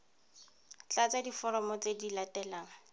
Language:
Tswana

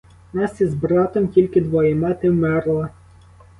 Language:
Ukrainian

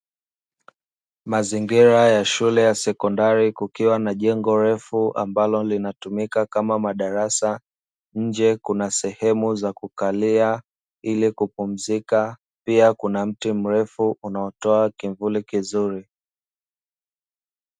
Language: Swahili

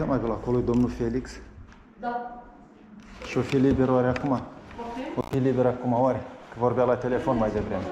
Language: Romanian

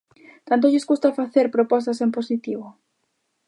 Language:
Galician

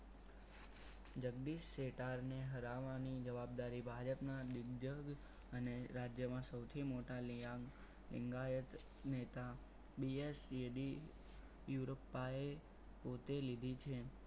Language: Gujarati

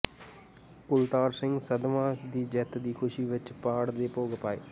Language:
Punjabi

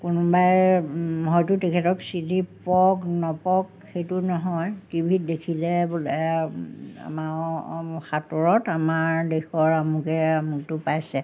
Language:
Assamese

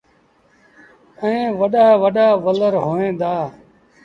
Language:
Sindhi Bhil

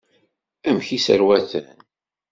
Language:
Kabyle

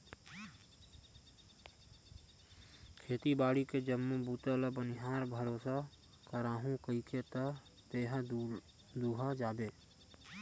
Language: Chhattisgarhi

